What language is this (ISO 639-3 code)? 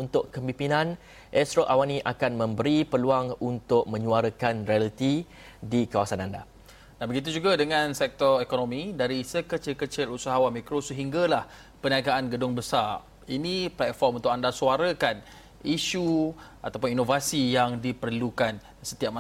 msa